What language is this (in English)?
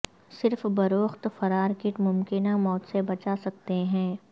Urdu